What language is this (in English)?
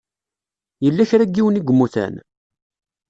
Kabyle